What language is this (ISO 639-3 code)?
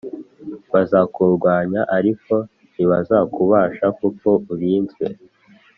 kin